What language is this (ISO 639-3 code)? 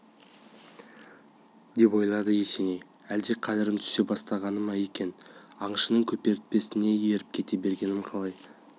kaz